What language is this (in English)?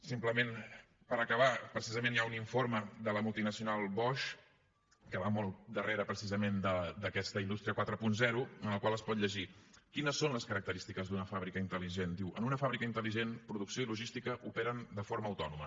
Catalan